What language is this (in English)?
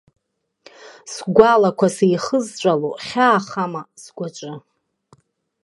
Abkhazian